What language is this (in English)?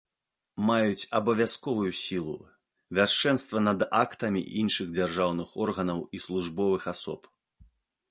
Belarusian